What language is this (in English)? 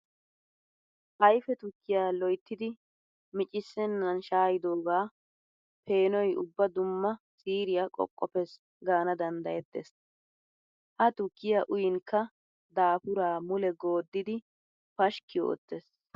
Wolaytta